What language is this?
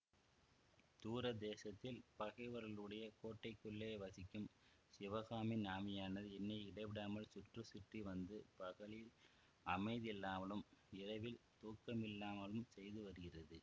Tamil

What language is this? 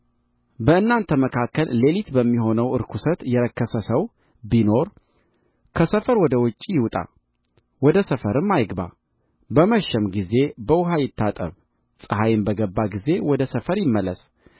Amharic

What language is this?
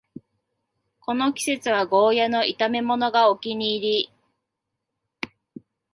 Japanese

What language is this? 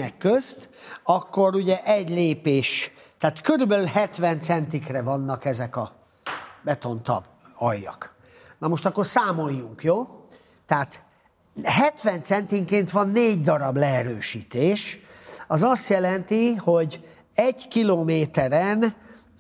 Hungarian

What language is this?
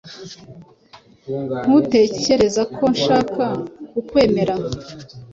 Kinyarwanda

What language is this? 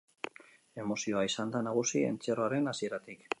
Basque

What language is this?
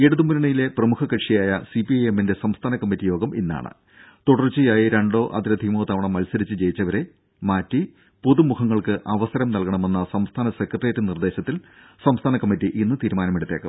Malayalam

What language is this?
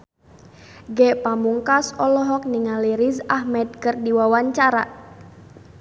Sundanese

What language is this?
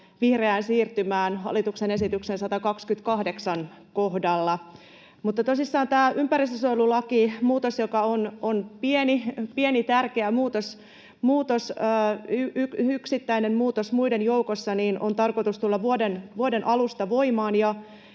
Finnish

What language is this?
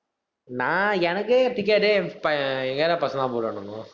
Tamil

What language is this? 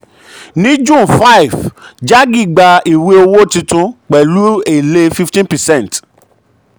Yoruba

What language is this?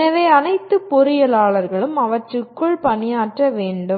Tamil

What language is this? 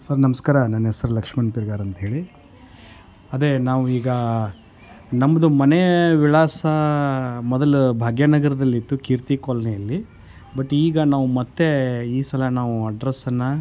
Kannada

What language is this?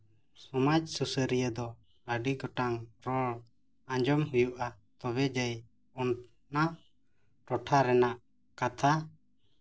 Santali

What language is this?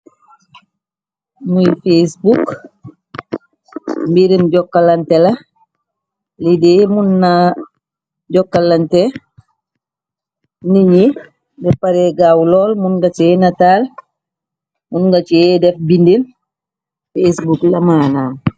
Wolof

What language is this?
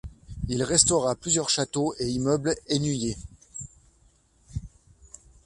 French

